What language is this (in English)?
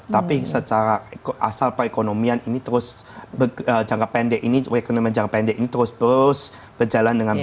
Indonesian